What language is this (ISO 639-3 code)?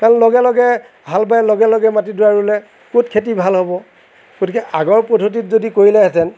asm